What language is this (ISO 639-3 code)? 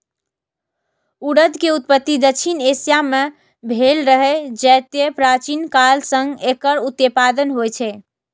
mai